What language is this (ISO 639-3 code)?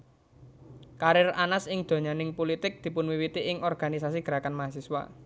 jav